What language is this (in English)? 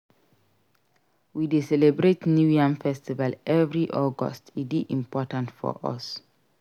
Nigerian Pidgin